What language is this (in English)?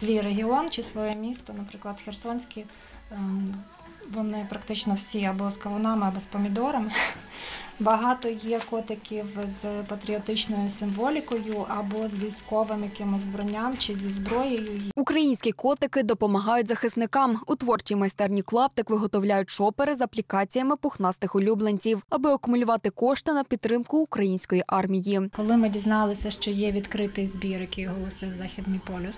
Ukrainian